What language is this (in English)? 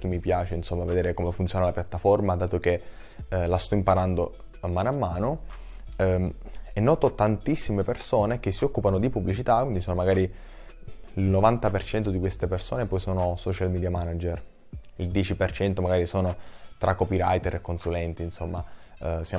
Italian